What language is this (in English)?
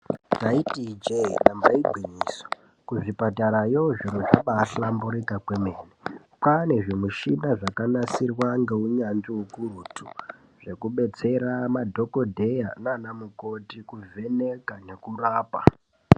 Ndau